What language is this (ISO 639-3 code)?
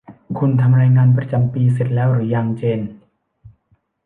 tha